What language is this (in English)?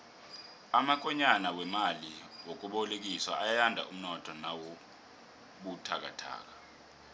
South Ndebele